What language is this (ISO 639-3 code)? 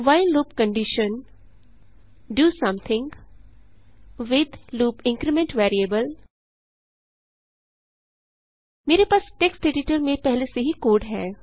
hin